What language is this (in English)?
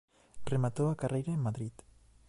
Galician